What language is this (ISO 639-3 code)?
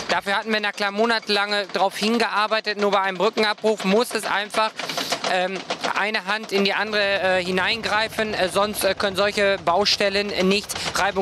deu